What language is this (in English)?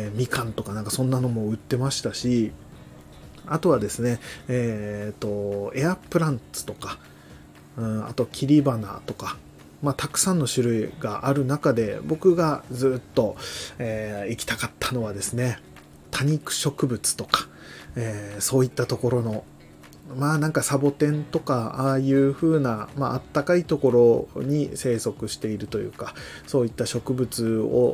Japanese